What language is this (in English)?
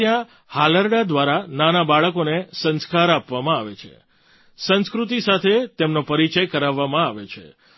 Gujarati